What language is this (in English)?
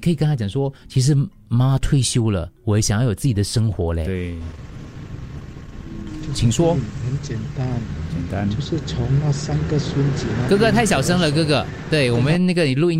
Chinese